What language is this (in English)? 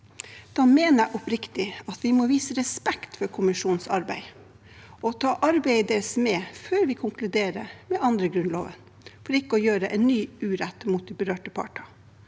Norwegian